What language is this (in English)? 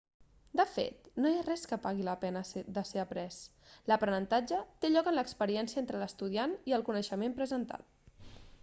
Catalan